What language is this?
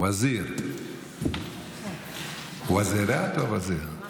Hebrew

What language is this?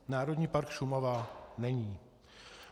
Czech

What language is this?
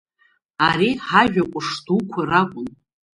Abkhazian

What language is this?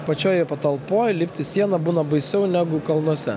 Lithuanian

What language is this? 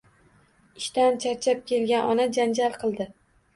Uzbek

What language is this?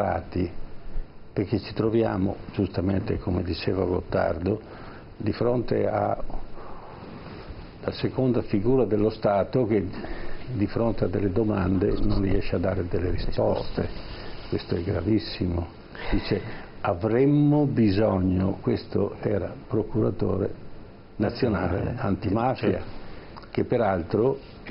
Italian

